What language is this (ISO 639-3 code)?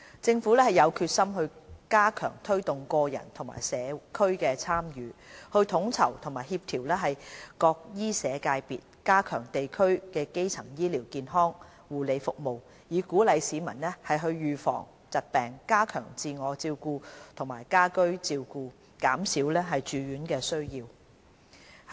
yue